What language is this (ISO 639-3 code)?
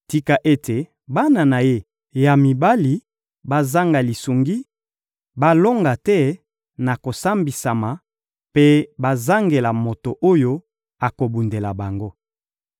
lin